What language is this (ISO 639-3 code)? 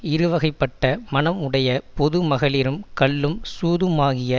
tam